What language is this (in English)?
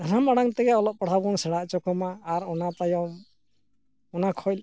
Santali